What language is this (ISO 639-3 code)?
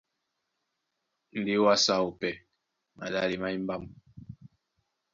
dua